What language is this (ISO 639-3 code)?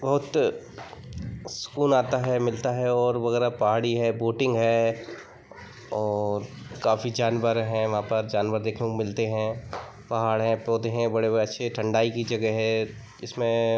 hin